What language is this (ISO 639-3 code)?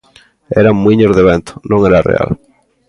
glg